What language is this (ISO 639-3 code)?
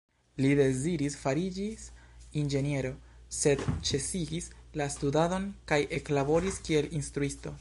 epo